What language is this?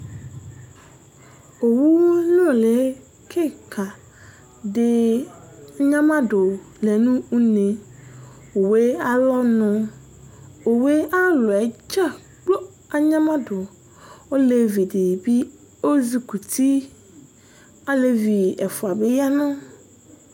Ikposo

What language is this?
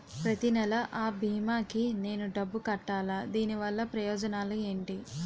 Telugu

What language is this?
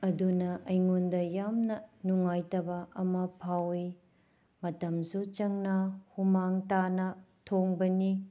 Manipuri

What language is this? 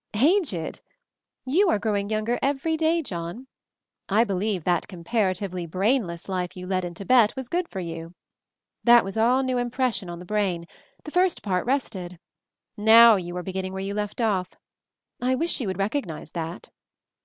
English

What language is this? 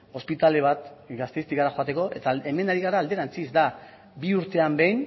Basque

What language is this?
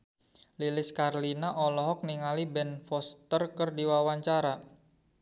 Sundanese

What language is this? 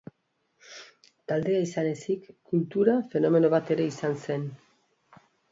Basque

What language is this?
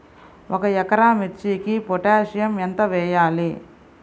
Telugu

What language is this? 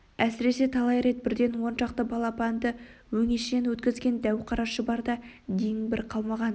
Kazakh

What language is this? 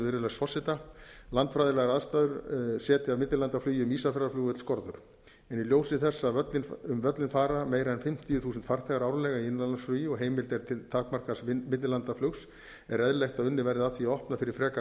Icelandic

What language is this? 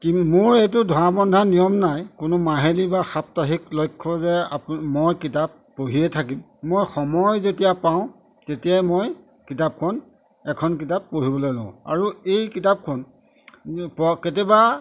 Assamese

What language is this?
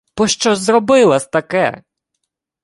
Ukrainian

